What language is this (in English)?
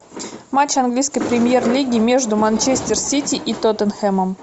Russian